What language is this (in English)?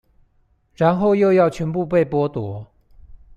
Chinese